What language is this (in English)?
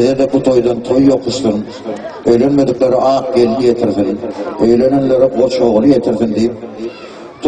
Turkish